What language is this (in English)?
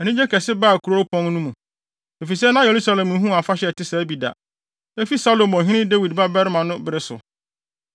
Akan